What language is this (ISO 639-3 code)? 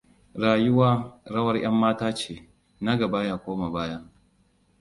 hau